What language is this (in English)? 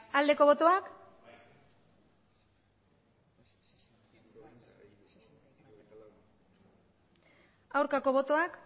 Basque